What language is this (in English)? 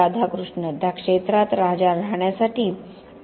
Marathi